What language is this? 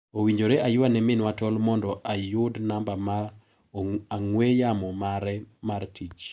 Luo (Kenya and Tanzania)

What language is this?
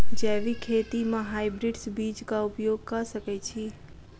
Maithili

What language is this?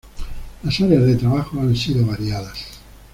Spanish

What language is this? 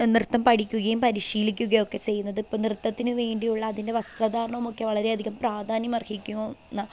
Malayalam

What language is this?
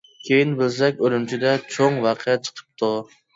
Uyghur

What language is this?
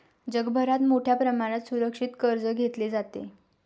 Marathi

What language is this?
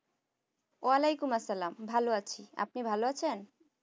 Bangla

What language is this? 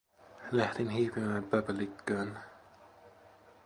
Finnish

